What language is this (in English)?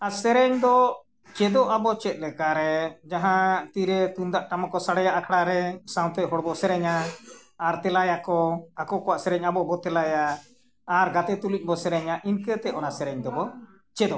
Santali